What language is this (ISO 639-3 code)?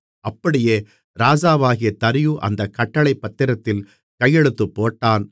tam